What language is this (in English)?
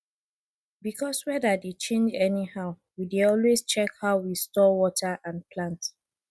Nigerian Pidgin